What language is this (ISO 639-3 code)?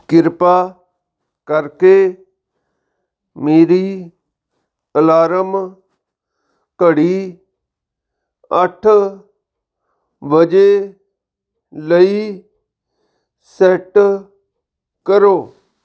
pan